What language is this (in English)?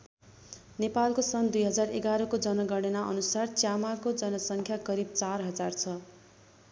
Nepali